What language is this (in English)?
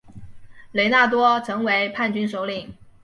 Chinese